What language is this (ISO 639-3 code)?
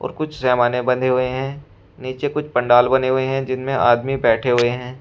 hin